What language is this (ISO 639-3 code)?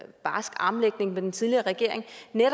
dan